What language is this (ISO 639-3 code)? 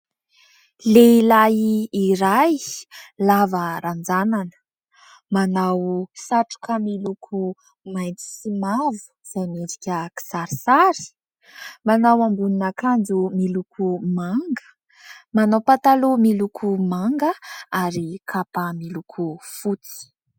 mlg